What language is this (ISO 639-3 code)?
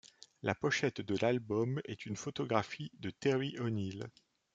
fra